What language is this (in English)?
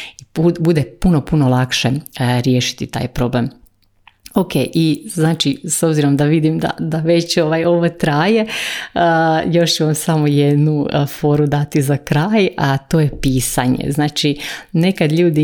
Croatian